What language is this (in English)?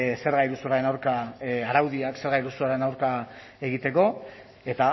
Basque